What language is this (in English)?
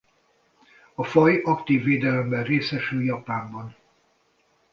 Hungarian